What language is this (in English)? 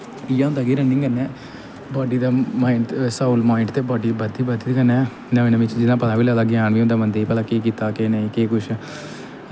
Dogri